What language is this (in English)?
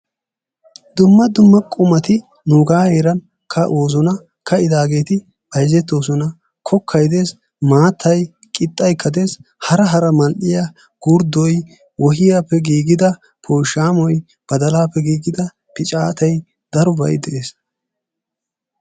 Wolaytta